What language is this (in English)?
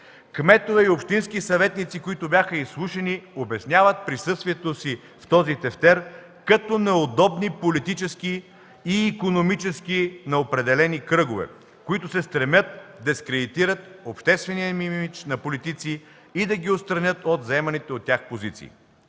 Bulgarian